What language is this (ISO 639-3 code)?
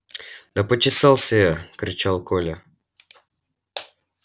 rus